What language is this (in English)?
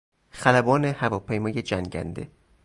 Persian